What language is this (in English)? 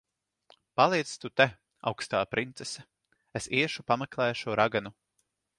Latvian